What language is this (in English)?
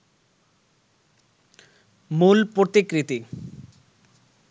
Bangla